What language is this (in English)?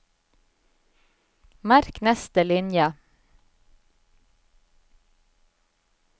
Norwegian